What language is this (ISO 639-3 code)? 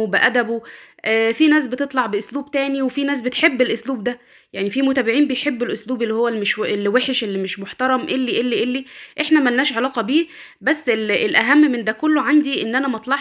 ara